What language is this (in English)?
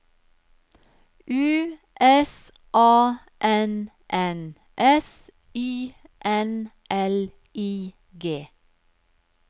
Norwegian